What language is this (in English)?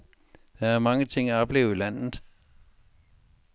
Danish